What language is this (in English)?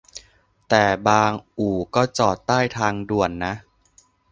Thai